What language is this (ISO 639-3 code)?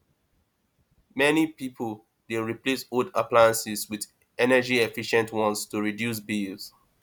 pcm